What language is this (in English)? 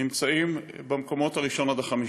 Hebrew